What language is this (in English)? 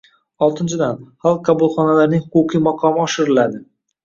Uzbek